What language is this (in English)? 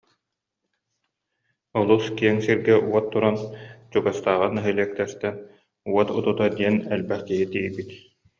Yakut